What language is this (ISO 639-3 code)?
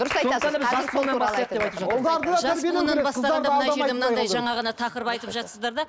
kaz